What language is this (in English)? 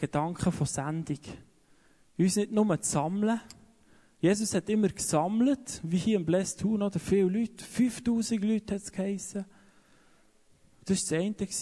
German